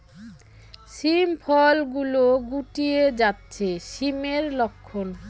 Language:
Bangla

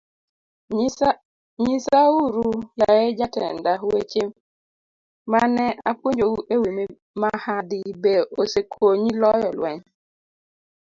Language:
Luo (Kenya and Tanzania)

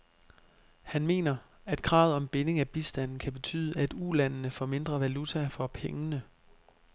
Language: Danish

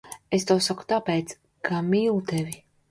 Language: Latvian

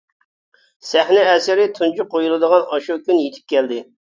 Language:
Uyghur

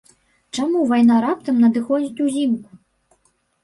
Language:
Belarusian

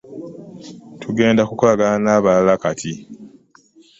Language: Ganda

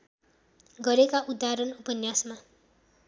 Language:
Nepali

